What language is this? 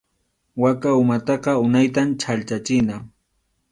Arequipa-La Unión Quechua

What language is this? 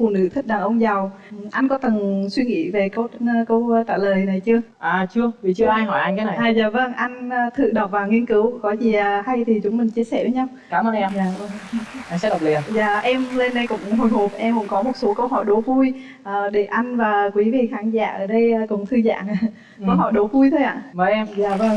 Vietnamese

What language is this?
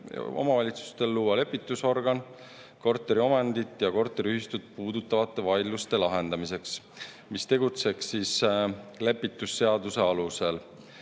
Estonian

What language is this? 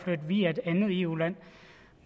Danish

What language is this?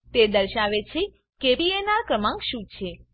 Gujarati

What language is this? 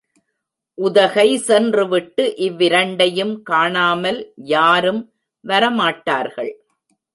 Tamil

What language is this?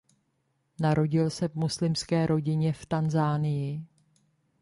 Czech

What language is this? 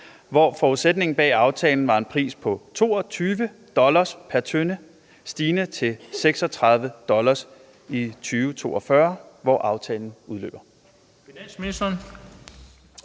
Danish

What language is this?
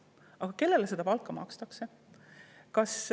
Estonian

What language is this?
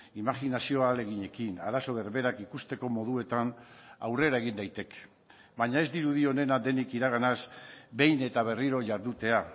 Basque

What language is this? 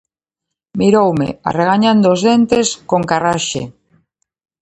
Galician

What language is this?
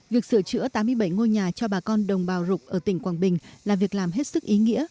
Vietnamese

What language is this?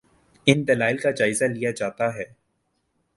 Urdu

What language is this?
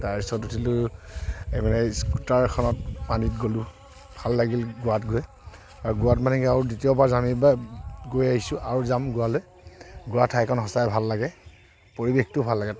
Assamese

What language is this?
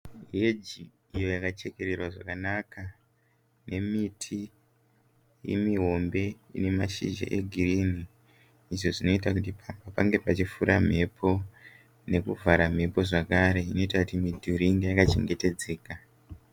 Shona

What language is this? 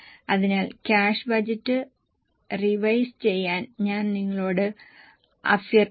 Malayalam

